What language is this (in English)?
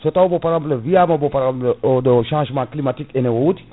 Fula